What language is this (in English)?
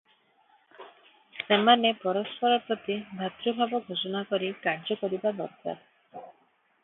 Odia